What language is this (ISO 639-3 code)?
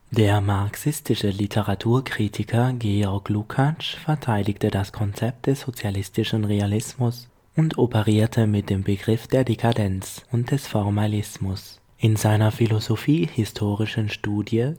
deu